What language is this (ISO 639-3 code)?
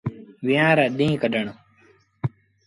sbn